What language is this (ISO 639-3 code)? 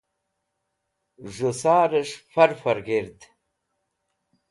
wbl